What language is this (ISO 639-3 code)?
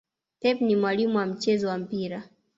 swa